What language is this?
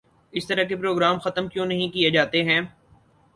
Urdu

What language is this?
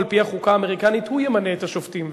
Hebrew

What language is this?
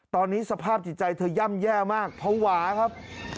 Thai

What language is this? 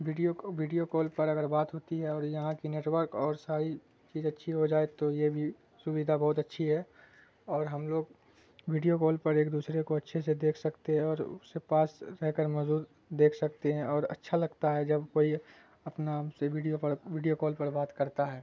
Urdu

